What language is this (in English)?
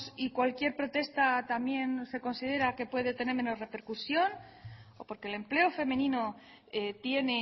Spanish